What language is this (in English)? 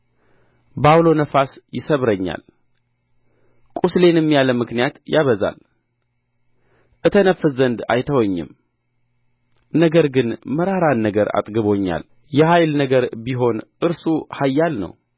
Amharic